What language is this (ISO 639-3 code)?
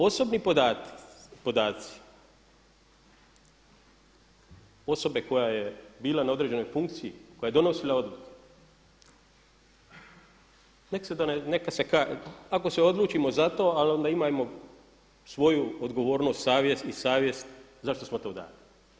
hrv